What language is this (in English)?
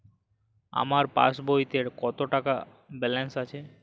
Bangla